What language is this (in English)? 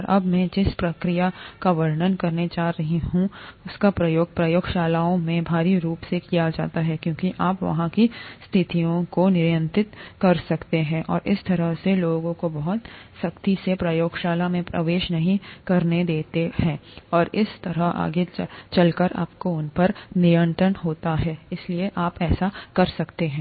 Hindi